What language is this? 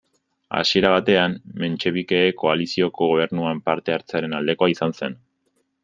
Basque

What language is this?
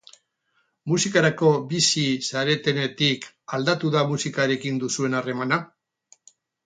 Basque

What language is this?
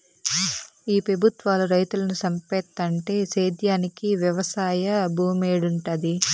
Telugu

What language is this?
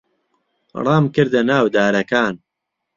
Central Kurdish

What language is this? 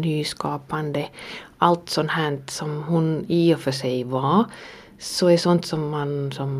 Swedish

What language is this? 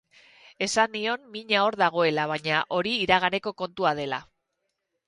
Basque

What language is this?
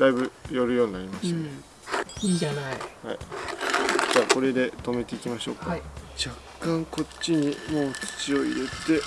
Japanese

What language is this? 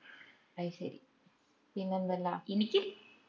Malayalam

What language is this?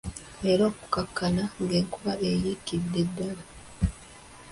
Ganda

